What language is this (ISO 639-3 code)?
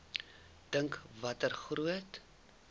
afr